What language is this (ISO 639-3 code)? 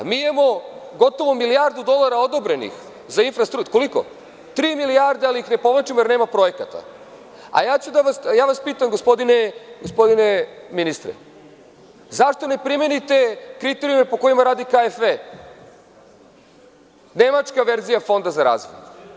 srp